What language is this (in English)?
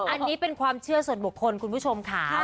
Thai